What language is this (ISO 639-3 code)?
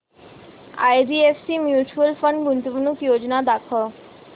mar